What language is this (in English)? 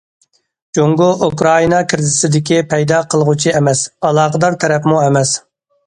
Uyghur